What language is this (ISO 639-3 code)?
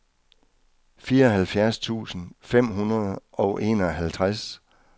dan